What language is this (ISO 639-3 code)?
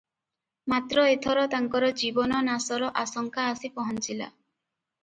ori